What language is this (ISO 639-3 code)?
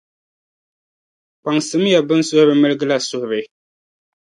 dag